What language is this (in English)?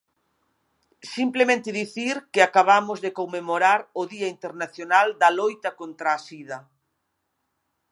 Galician